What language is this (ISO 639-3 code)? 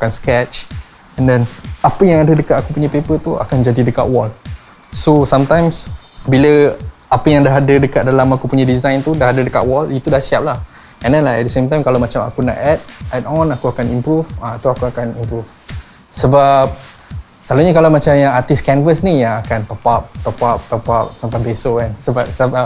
msa